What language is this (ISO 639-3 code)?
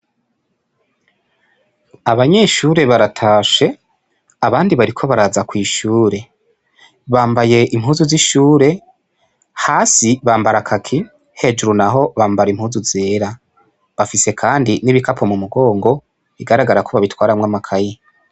run